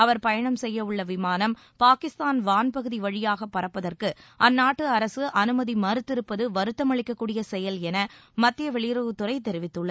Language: Tamil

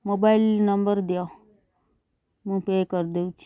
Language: Odia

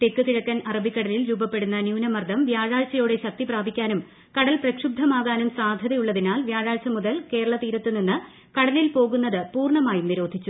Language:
Malayalam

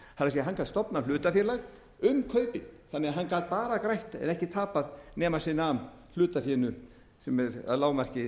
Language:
Icelandic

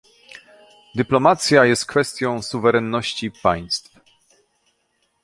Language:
Polish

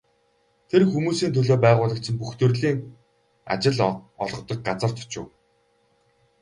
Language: Mongolian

